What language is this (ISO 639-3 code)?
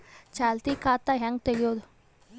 kan